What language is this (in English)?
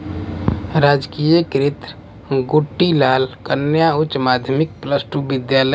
Hindi